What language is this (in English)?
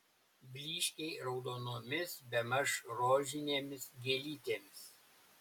Lithuanian